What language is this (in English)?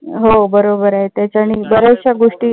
Marathi